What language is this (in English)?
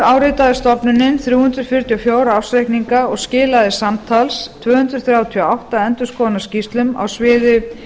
Icelandic